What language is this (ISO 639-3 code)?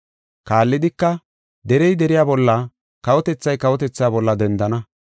gof